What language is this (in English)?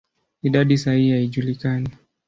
Swahili